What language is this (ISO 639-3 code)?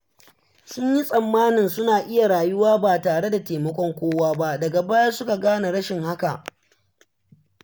hau